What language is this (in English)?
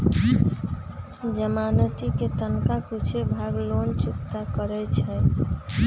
Magahi